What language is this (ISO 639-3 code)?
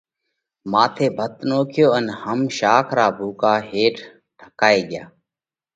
kvx